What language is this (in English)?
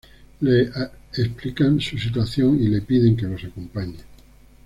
Spanish